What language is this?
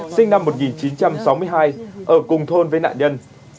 Vietnamese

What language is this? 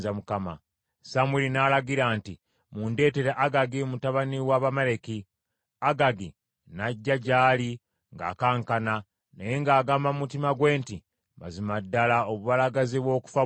Ganda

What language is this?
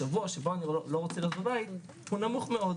Hebrew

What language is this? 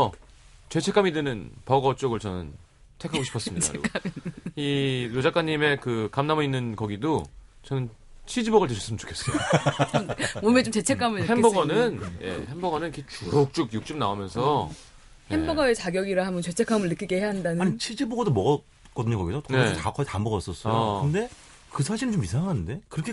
Korean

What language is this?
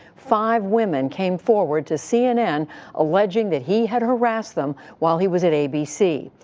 English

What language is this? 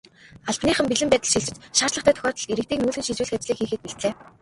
Mongolian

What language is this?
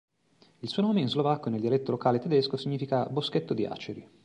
Italian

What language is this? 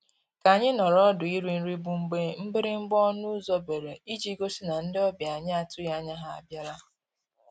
Igbo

